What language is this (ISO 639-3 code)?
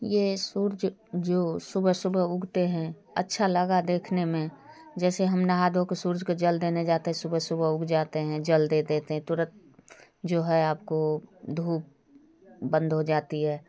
hin